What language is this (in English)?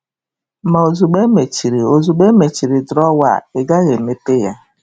Igbo